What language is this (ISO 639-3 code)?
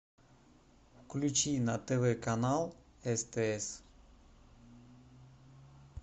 rus